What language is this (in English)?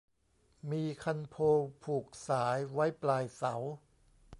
Thai